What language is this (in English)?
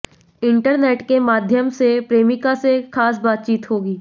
Hindi